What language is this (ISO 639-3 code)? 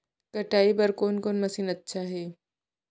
hne